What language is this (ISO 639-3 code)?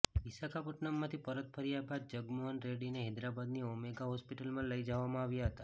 guj